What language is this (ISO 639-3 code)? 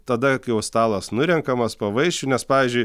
lit